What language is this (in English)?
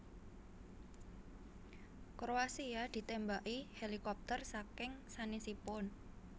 Javanese